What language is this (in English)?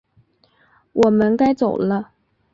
Chinese